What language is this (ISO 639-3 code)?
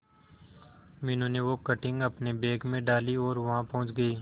hin